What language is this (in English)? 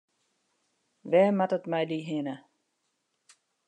Western Frisian